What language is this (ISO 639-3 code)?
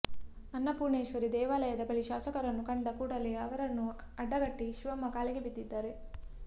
kan